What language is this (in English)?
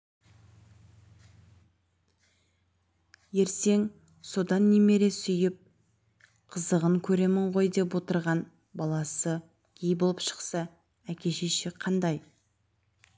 Kazakh